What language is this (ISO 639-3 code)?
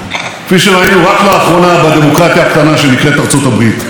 heb